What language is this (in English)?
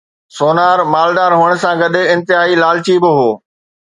Sindhi